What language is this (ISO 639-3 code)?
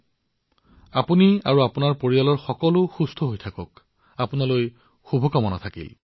asm